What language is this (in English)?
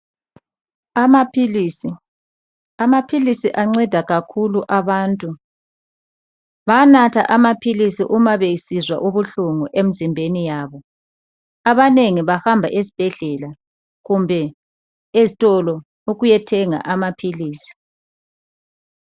North Ndebele